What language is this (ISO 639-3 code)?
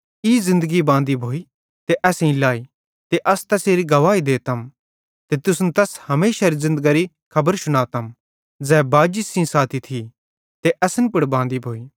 bhd